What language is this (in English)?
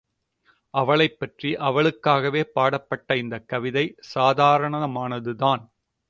Tamil